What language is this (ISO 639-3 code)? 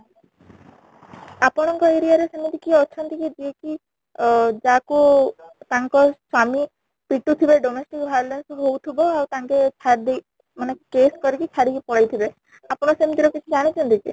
ori